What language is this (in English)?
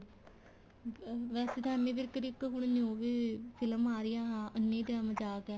Punjabi